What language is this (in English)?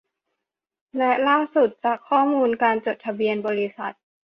Thai